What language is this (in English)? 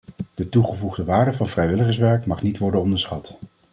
Dutch